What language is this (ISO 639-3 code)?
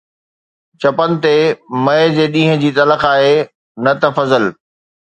snd